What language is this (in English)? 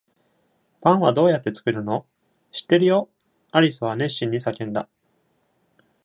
Japanese